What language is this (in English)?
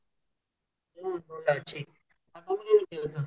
Odia